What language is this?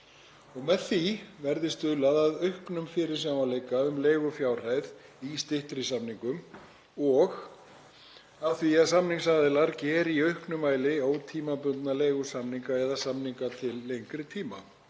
Icelandic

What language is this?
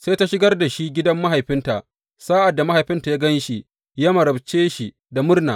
Hausa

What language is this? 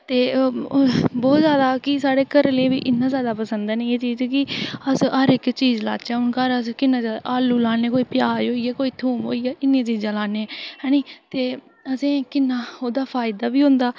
Dogri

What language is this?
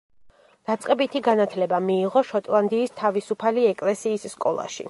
Georgian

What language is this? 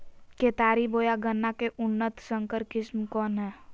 Magahi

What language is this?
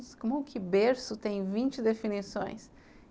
Portuguese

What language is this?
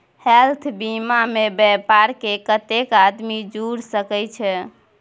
Maithili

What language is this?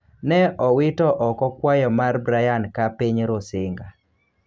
Luo (Kenya and Tanzania)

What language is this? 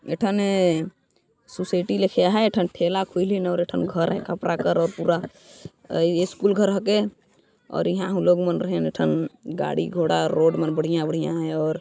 Sadri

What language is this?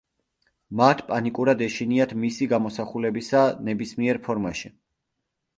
Georgian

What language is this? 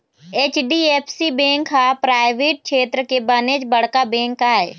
Chhattisgarhi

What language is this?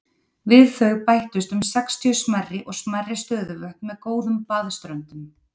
Icelandic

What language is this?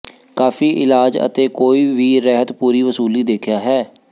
Punjabi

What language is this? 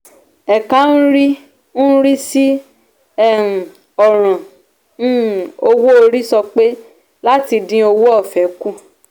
Yoruba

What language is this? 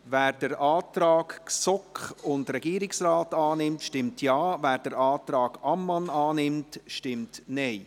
Swiss German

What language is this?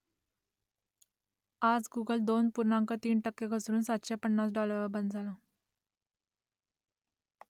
Marathi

